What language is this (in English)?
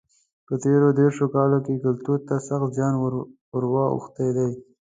Pashto